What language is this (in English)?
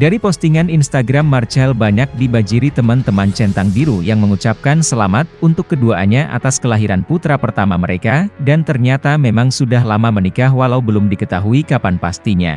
Indonesian